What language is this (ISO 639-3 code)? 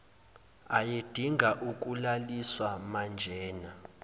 zul